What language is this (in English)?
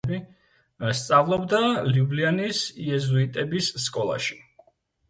Georgian